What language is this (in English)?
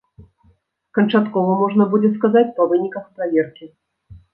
Belarusian